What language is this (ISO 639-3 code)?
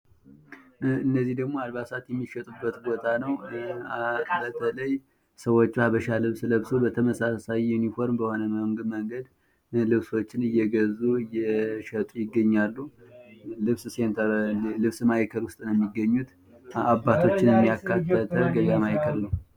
amh